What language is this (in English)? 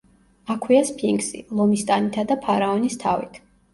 Georgian